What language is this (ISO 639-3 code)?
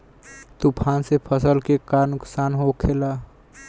bho